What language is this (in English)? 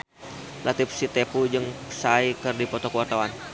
Sundanese